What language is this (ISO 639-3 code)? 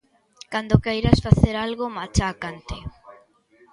glg